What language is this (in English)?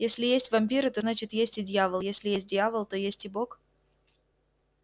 Russian